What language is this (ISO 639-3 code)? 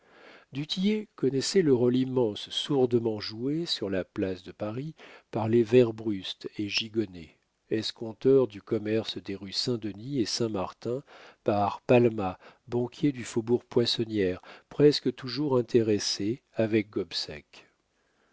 fra